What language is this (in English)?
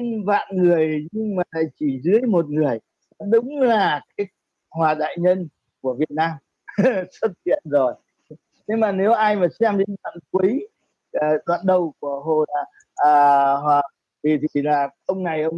Vietnamese